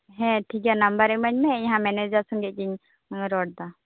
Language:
Santali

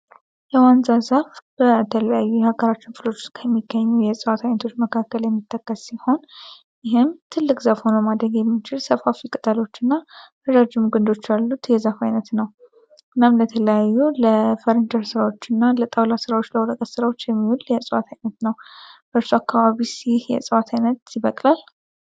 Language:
Amharic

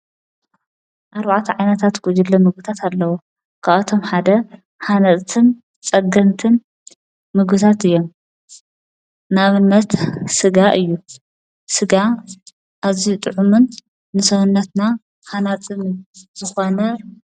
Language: Tigrinya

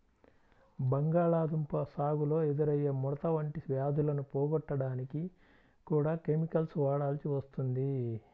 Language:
Telugu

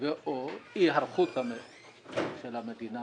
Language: Hebrew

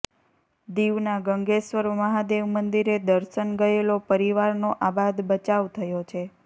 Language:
Gujarati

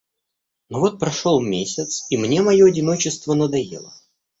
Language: Russian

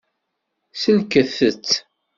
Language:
Kabyle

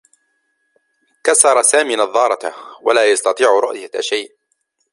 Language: Arabic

